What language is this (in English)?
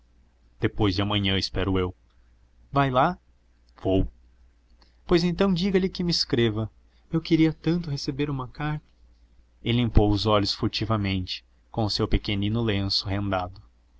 Portuguese